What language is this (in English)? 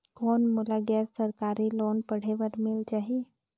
Chhattisgarhi